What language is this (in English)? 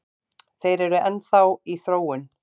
Icelandic